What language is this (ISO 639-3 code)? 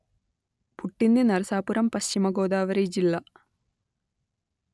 tel